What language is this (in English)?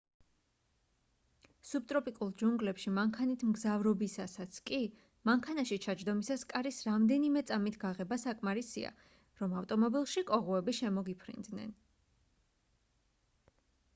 Georgian